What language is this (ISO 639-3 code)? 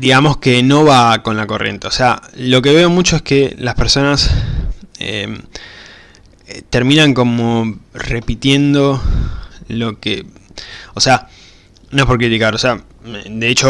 spa